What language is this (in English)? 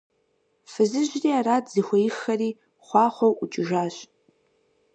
Kabardian